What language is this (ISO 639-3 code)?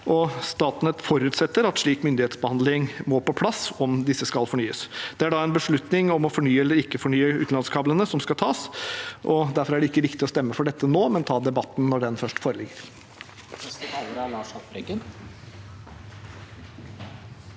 nor